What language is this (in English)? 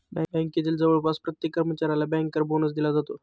Marathi